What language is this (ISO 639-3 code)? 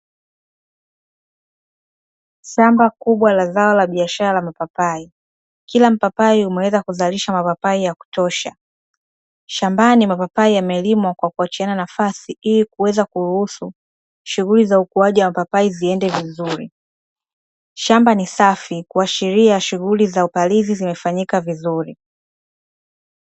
swa